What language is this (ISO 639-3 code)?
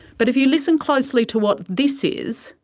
eng